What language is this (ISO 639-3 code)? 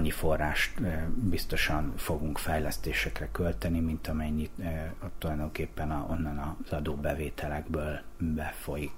hun